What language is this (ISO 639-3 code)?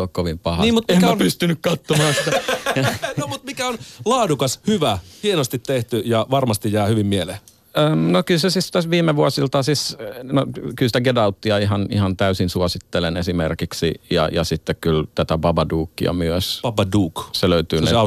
fin